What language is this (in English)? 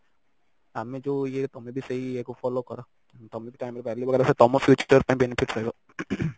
Odia